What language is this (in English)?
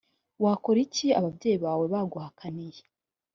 Kinyarwanda